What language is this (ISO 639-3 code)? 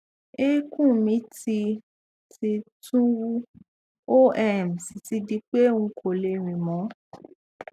yor